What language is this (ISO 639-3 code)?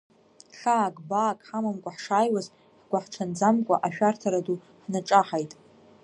abk